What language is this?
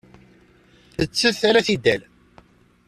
Kabyle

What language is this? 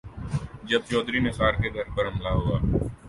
Urdu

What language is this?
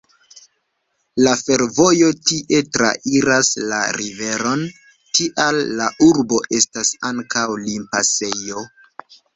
Esperanto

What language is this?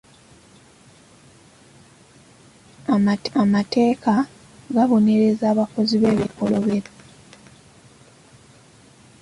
Ganda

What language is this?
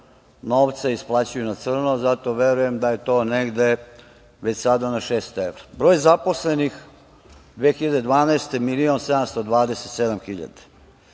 Serbian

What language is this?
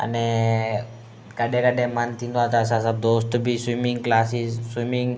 Sindhi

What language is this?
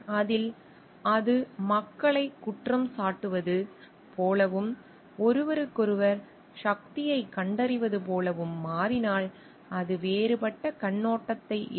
Tamil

